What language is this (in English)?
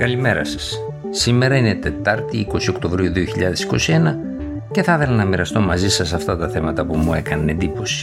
Greek